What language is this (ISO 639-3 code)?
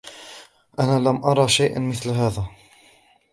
ara